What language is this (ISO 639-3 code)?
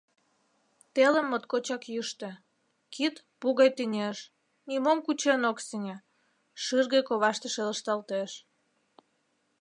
chm